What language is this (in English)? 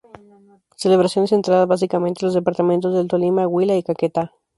Spanish